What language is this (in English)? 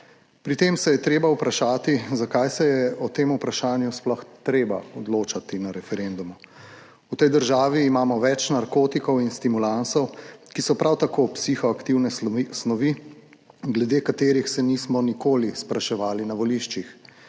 Slovenian